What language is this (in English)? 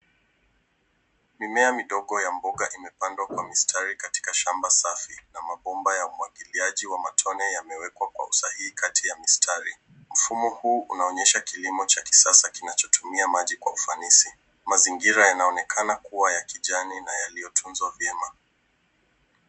Swahili